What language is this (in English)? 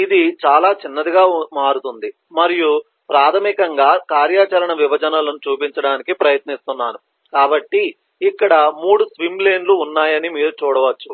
Telugu